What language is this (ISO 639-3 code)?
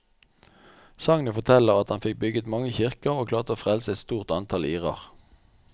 nor